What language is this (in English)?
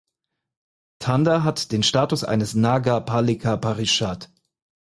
German